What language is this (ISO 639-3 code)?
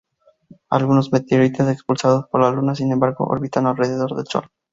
spa